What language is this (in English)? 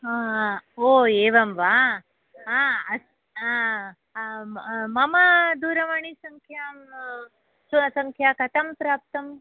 Sanskrit